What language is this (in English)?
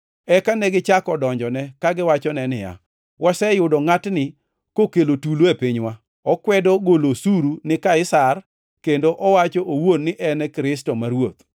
Luo (Kenya and Tanzania)